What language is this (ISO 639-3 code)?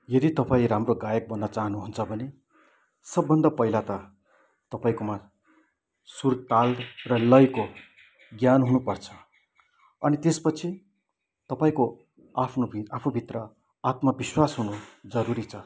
nep